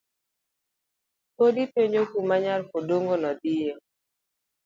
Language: Luo (Kenya and Tanzania)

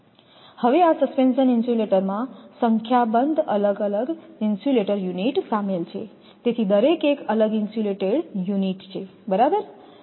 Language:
Gujarati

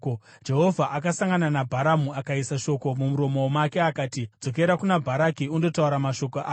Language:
Shona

